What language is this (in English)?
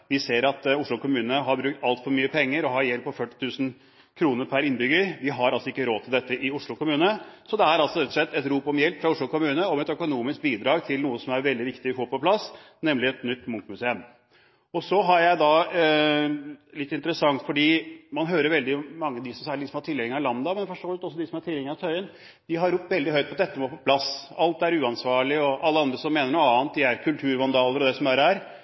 Norwegian Bokmål